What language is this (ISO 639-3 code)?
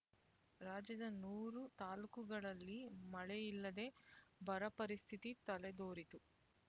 kan